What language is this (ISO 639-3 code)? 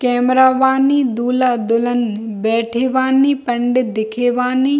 hin